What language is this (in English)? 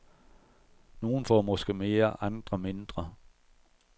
Danish